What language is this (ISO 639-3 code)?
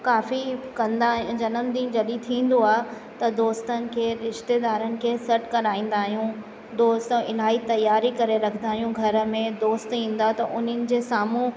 snd